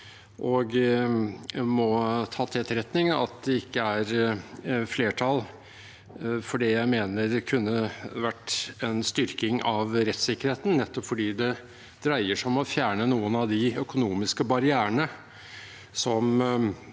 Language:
Norwegian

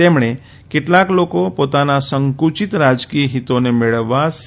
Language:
Gujarati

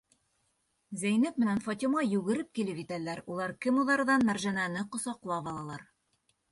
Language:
Bashkir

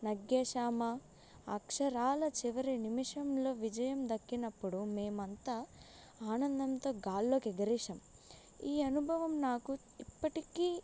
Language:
Telugu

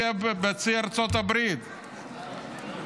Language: Hebrew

